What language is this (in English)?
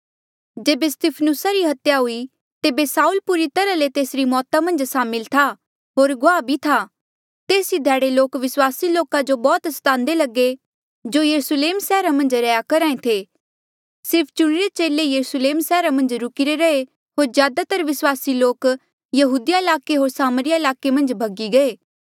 Mandeali